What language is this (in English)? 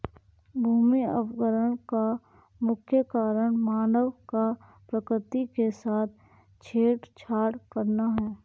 Hindi